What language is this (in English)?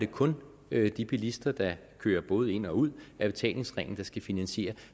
Danish